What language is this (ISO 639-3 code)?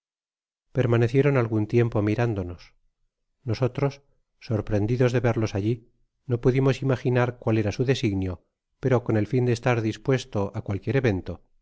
spa